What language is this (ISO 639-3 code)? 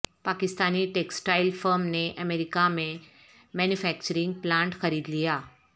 urd